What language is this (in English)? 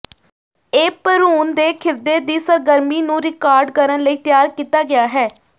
Punjabi